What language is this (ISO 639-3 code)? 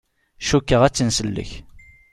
kab